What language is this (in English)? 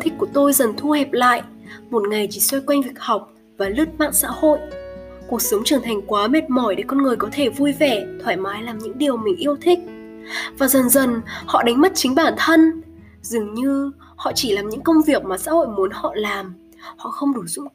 Vietnamese